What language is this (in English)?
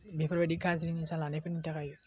Bodo